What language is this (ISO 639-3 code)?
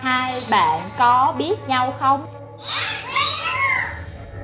vie